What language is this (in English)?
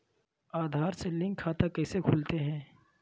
Magahi